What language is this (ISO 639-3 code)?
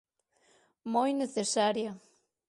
glg